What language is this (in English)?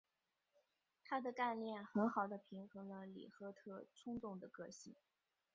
Chinese